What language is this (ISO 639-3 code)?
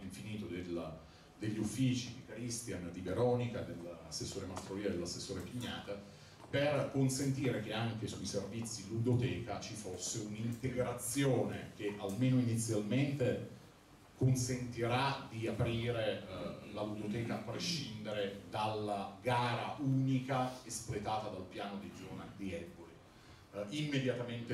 ita